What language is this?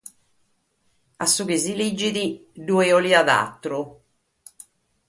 Sardinian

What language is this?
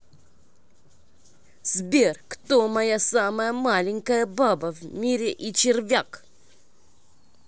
Russian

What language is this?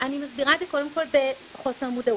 Hebrew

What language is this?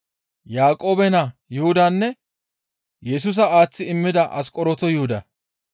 Gamo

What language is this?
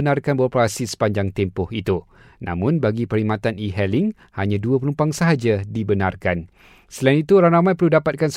Malay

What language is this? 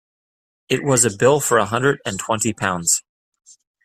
English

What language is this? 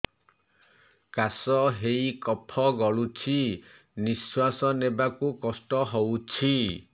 Odia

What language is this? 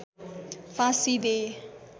Nepali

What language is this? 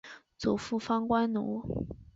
Chinese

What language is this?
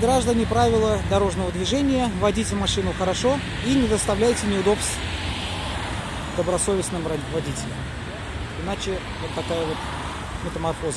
Russian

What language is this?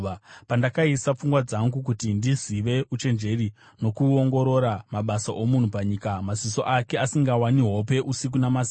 Shona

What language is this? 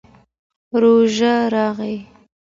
Pashto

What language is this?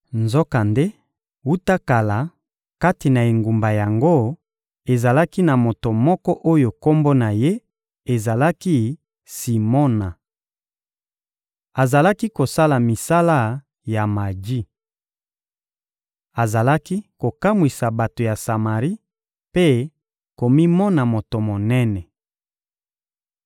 Lingala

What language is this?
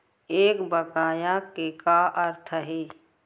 Chhattisgarhi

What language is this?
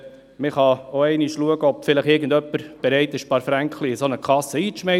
Swiss German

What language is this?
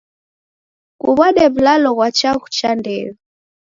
Taita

